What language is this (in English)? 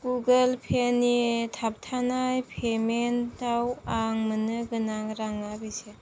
Bodo